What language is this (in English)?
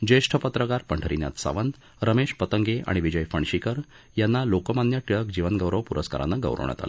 Marathi